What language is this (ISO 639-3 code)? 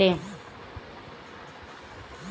bho